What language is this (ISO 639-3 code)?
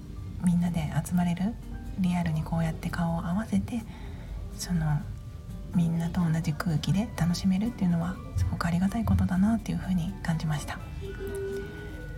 jpn